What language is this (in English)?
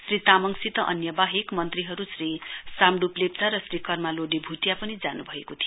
Nepali